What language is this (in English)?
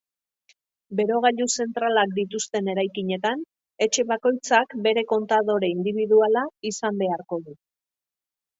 Basque